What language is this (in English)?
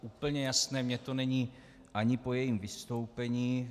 Czech